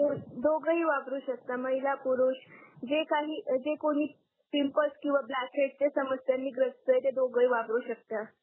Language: Marathi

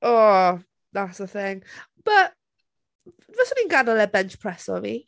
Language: Welsh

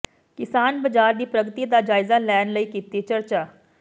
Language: Punjabi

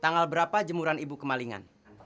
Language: Indonesian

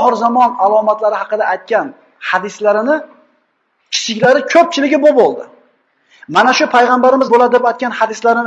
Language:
Uzbek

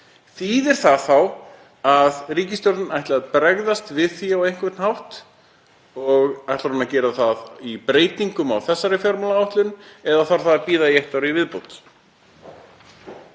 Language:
Icelandic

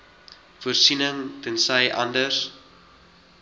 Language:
Afrikaans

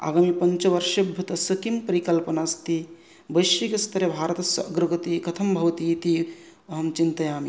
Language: Sanskrit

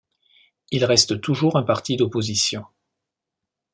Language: French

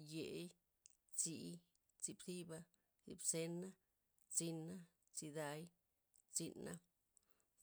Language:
Loxicha Zapotec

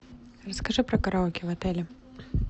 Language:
Russian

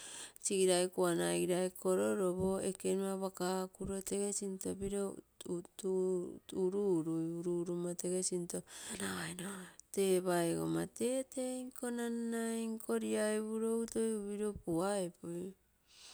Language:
Terei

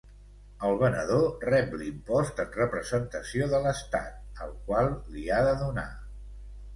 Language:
Catalan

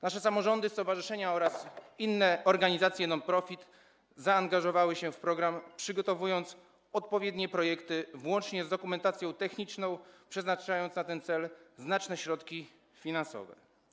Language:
Polish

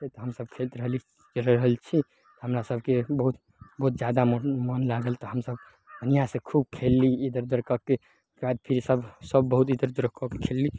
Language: Maithili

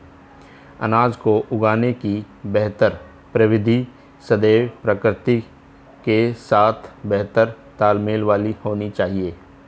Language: Hindi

